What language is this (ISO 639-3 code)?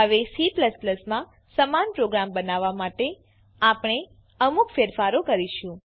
guj